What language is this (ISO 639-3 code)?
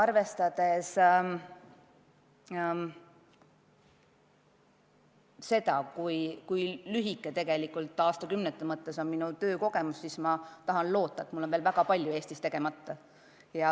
est